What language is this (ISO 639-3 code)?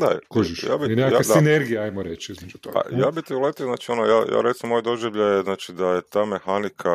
hrv